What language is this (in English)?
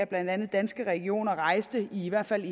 Danish